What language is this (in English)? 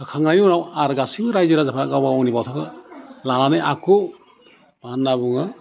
Bodo